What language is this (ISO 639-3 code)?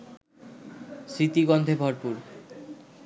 ben